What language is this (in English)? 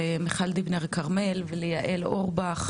Hebrew